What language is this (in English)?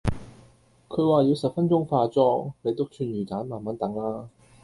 Cantonese